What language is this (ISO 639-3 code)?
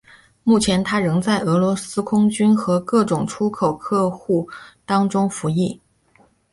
zho